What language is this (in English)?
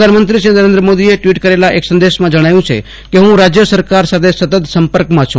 Gujarati